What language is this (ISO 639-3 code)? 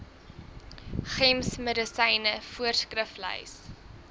afr